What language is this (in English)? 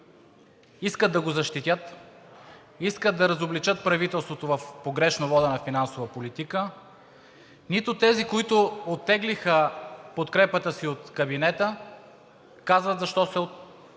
Bulgarian